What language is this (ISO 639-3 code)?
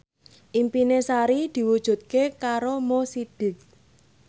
jav